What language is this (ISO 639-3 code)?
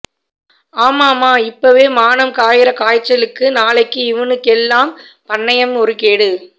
tam